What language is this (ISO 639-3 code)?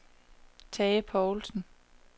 dan